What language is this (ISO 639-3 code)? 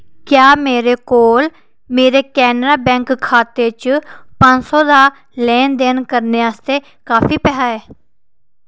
doi